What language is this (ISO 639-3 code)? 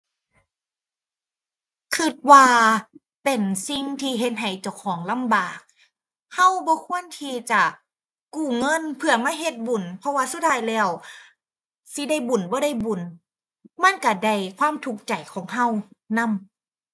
tha